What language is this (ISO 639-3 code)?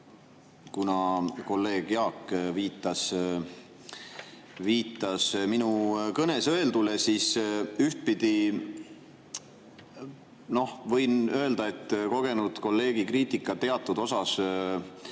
est